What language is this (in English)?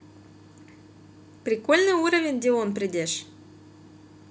Russian